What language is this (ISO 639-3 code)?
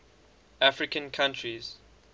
eng